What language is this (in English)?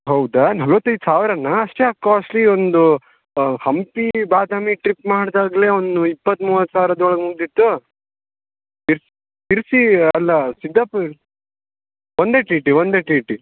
Kannada